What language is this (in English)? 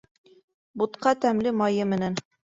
Bashkir